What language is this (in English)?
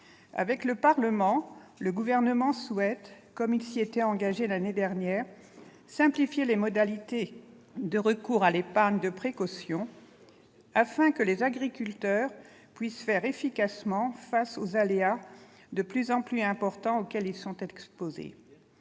French